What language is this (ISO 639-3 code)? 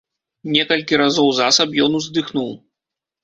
bel